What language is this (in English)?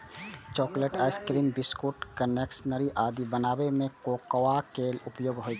Maithili